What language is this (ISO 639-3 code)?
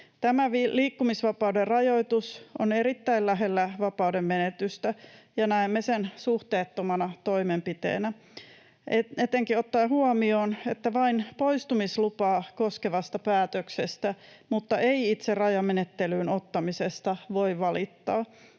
fin